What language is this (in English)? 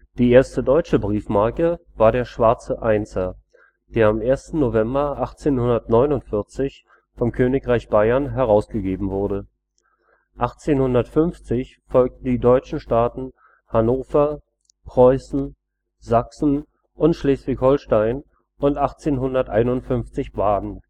German